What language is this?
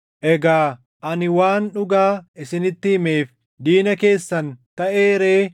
Oromo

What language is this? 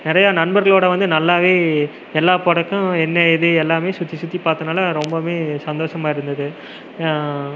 Tamil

